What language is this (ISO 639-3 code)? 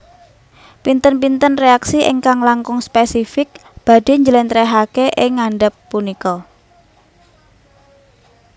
jav